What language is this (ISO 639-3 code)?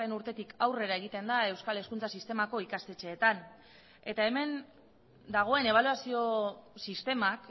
eus